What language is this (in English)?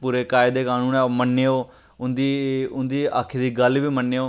Dogri